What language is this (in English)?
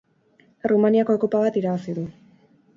Basque